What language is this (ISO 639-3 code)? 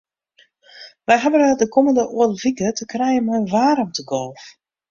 fry